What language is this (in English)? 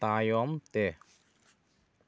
Santali